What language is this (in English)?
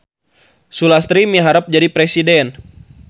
Sundanese